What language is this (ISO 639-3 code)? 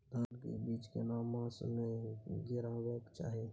mai